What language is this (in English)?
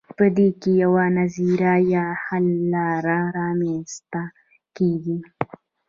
Pashto